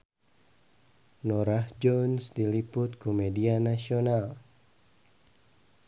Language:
Sundanese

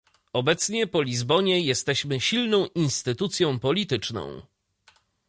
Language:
Polish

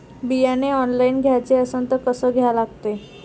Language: Marathi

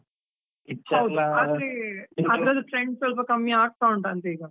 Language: Kannada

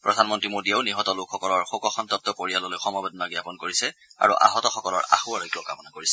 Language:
Assamese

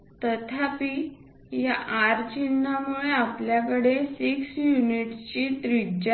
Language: Marathi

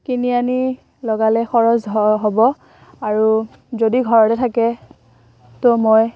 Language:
Assamese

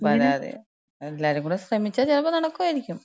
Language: Malayalam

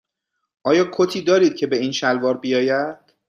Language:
Persian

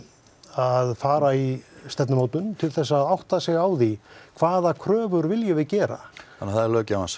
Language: Icelandic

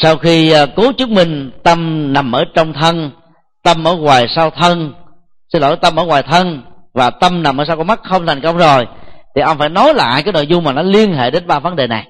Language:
Vietnamese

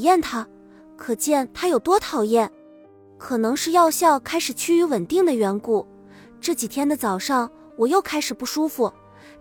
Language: Chinese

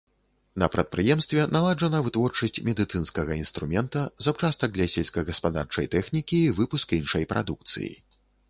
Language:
Belarusian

